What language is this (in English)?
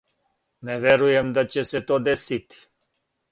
Serbian